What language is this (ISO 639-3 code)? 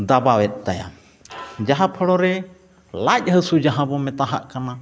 sat